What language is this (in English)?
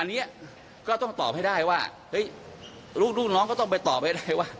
Thai